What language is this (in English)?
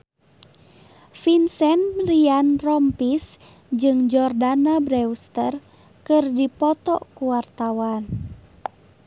Sundanese